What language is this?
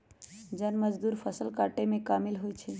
Magahi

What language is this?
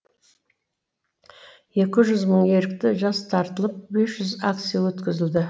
Kazakh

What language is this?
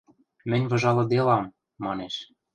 Western Mari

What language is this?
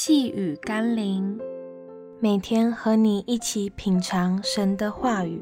Chinese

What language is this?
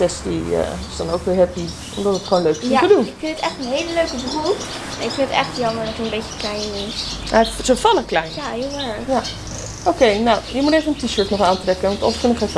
Dutch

